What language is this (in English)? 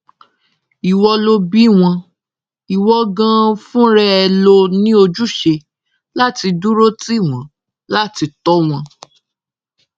Yoruba